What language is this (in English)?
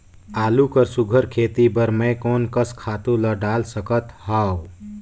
Chhattisgarhi